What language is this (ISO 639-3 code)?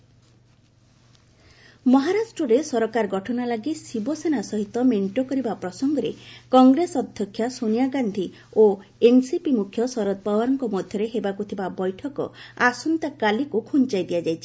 ori